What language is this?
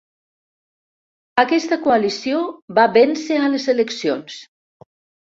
Catalan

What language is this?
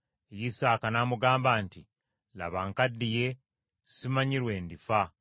Ganda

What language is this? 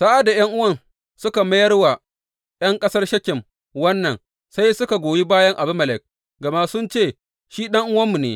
Hausa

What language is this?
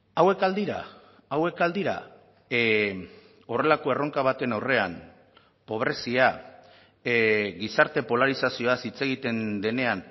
Basque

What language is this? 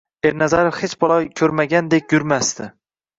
Uzbek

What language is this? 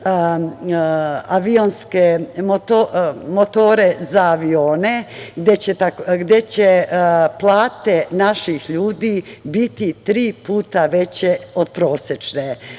Serbian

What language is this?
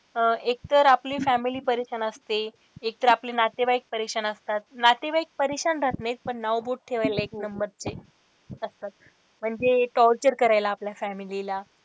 Marathi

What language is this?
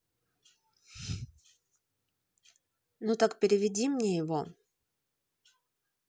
Russian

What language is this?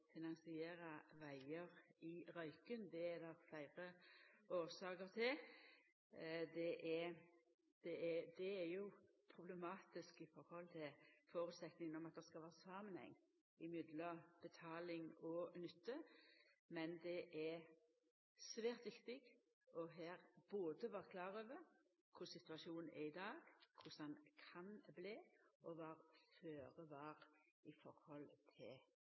Norwegian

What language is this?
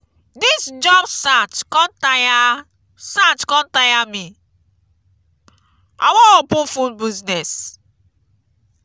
Nigerian Pidgin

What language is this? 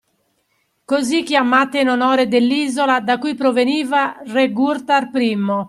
Italian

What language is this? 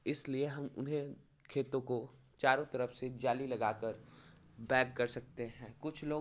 Hindi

